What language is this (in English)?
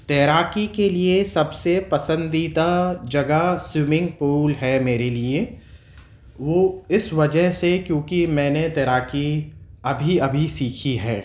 Urdu